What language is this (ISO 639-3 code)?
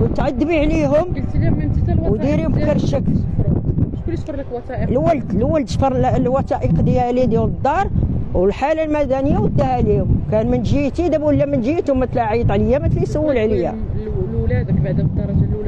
ara